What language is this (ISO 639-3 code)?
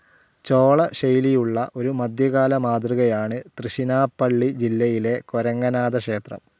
mal